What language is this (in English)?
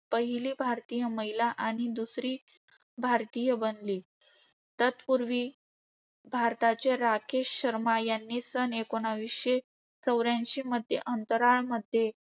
Marathi